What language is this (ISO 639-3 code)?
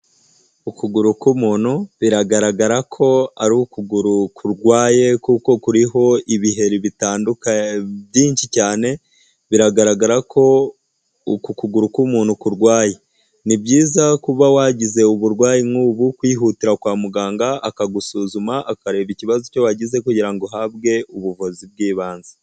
kin